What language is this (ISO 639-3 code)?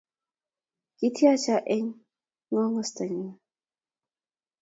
kln